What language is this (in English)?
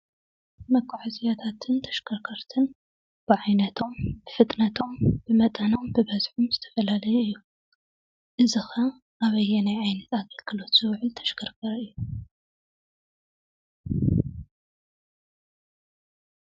Tigrinya